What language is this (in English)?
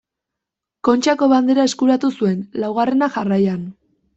Basque